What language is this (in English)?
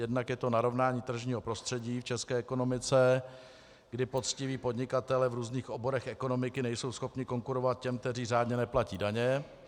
Czech